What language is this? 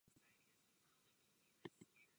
Czech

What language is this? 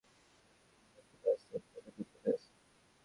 Bangla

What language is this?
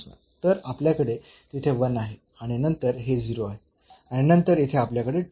Marathi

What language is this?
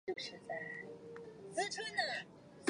Chinese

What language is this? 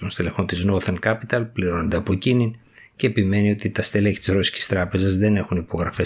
Greek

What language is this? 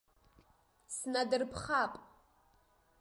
Abkhazian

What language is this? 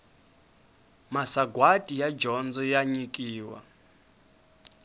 Tsonga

